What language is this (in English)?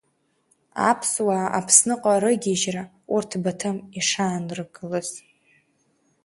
Abkhazian